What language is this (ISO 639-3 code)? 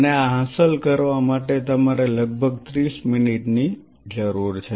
guj